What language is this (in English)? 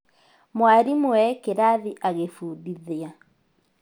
Kikuyu